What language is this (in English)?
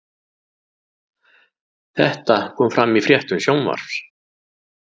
Icelandic